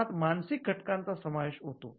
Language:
Marathi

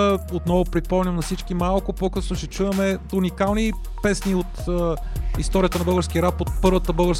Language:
Bulgarian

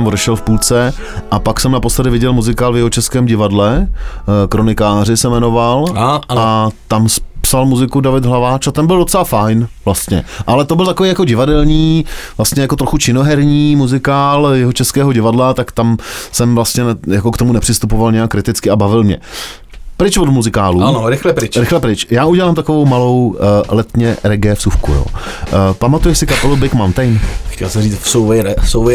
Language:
Czech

